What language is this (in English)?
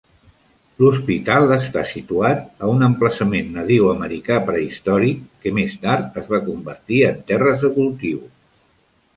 Catalan